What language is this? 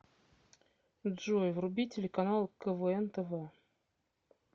Russian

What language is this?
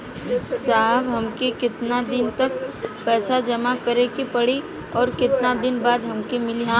Bhojpuri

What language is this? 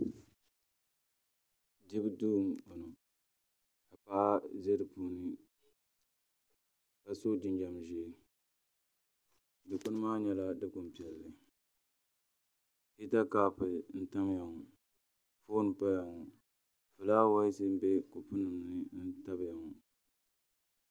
Dagbani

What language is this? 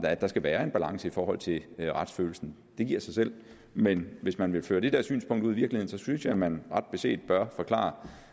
Danish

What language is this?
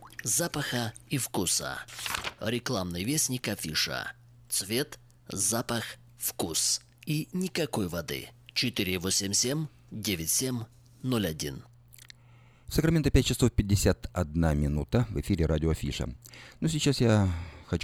Russian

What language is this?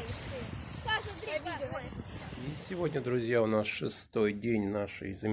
Russian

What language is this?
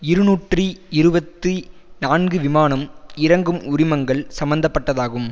Tamil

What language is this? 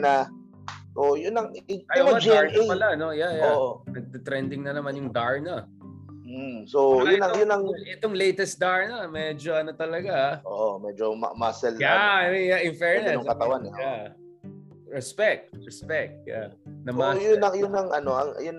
Filipino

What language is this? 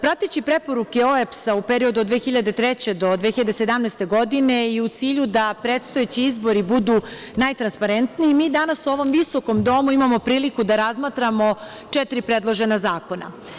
Serbian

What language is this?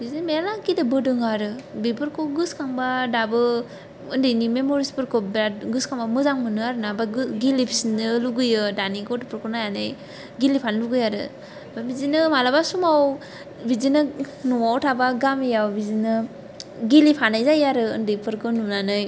Bodo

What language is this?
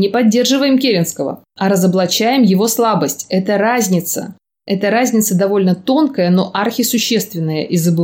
Russian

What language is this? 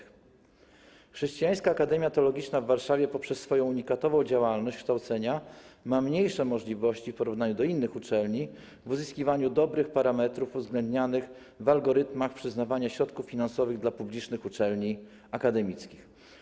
Polish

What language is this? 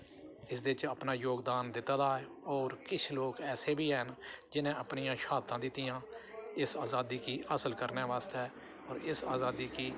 Dogri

